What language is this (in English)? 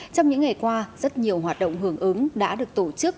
Vietnamese